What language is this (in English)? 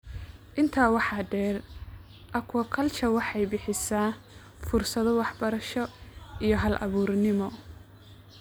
Somali